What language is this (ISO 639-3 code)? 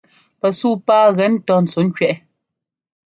jgo